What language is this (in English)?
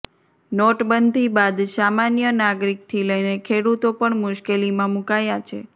Gujarati